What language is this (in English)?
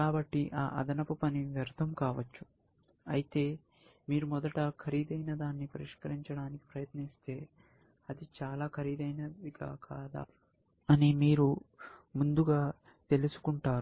Telugu